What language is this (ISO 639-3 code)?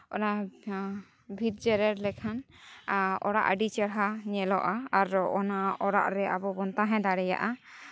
sat